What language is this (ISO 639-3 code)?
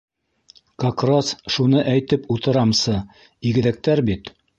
bak